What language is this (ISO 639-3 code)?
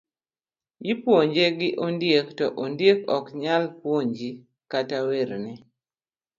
luo